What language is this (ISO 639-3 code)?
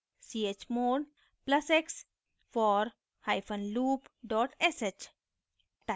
hin